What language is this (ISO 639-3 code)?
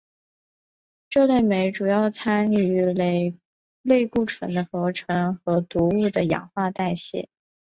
zho